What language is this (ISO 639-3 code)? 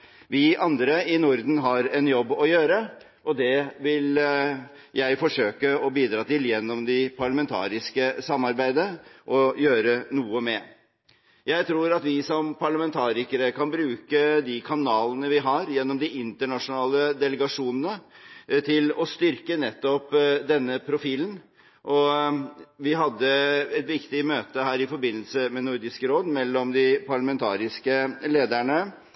nob